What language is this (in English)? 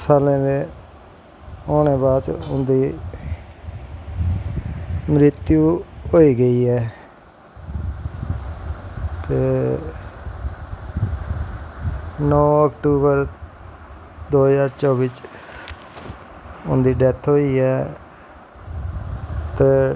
Dogri